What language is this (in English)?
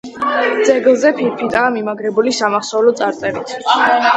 Georgian